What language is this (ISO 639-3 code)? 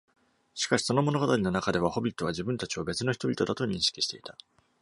jpn